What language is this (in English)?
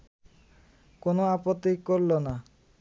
Bangla